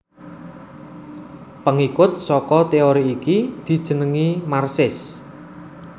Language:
Javanese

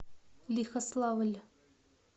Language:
Russian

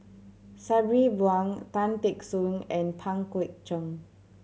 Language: English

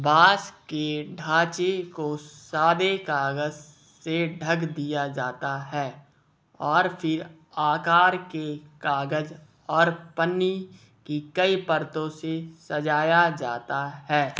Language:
Hindi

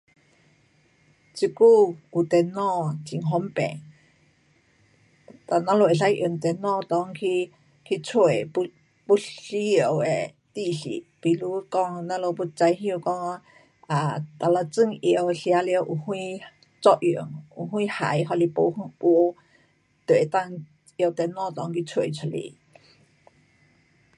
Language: Pu-Xian Chinese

